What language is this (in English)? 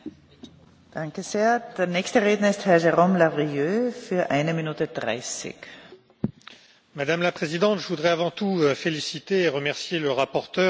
French